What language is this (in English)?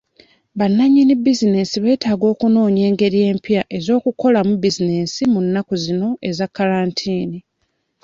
Ganda